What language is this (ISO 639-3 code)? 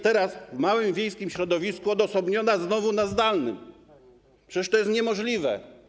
pol